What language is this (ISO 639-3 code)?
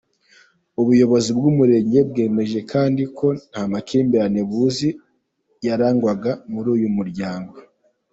kin